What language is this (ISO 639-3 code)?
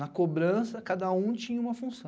por